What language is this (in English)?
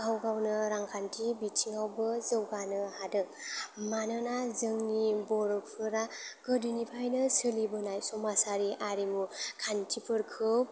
Bodo